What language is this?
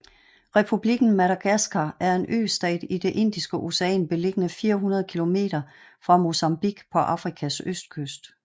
Danish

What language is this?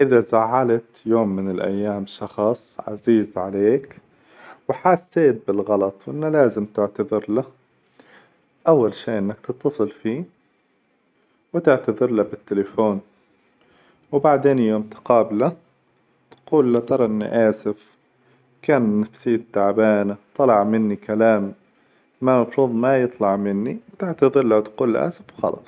Hijazi Arabic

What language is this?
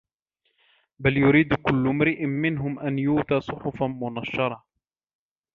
Arabic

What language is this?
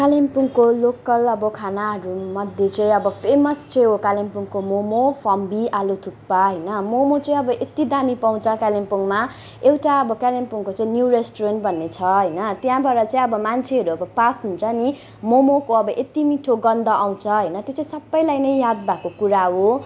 Nepali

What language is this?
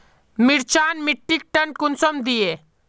Magahi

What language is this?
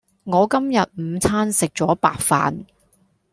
Cantonese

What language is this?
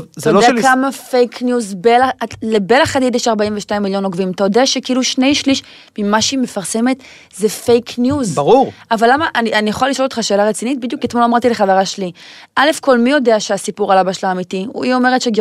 Hebrew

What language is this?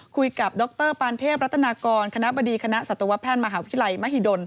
Thai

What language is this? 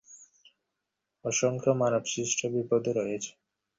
Bangla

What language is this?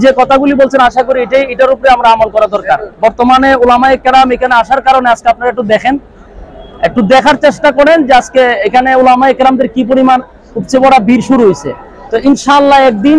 Indonesian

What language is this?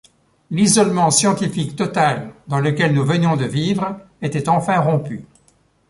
French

